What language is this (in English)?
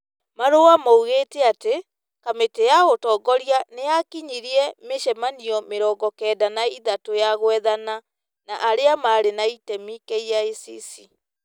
Kikuyu